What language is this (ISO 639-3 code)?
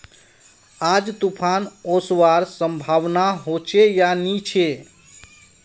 mag